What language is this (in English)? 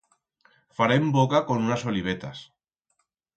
Aragonese